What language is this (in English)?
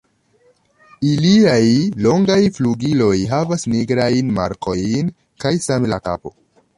Esperanto